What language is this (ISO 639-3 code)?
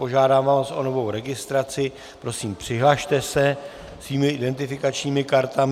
ces